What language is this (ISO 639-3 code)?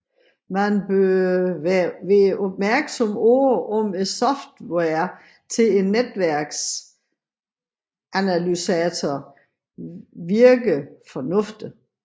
dan